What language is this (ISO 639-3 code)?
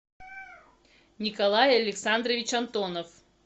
rus